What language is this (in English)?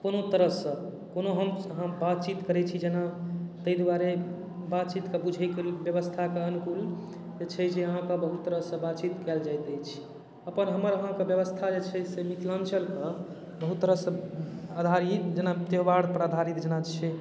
Maithili